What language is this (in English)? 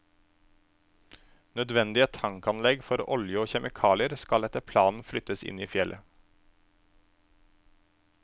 Norwegian